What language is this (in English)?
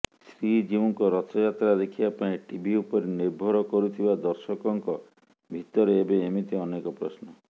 Odia